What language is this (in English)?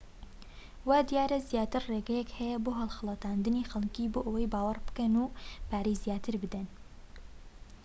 Central Kurdish